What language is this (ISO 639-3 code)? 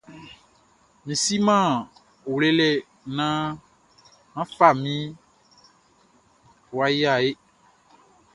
bci